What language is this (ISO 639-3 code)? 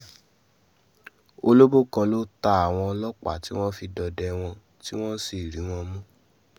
yor